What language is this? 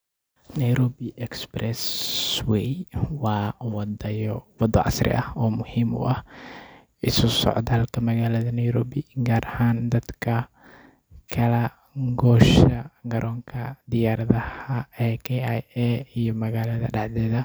Somali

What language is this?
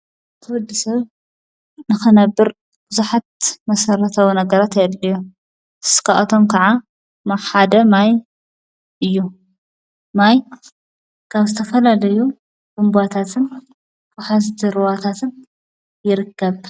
Tigrinya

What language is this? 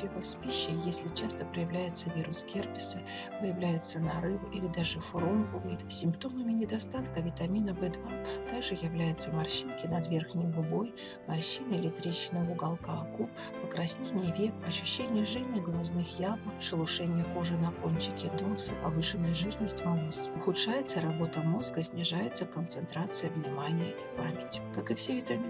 Russian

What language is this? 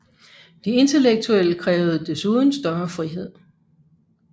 Danish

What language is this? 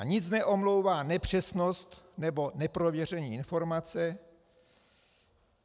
Czech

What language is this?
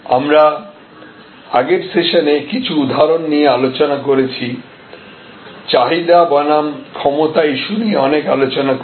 Bangla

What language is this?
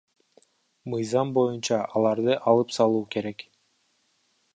Kyrgyz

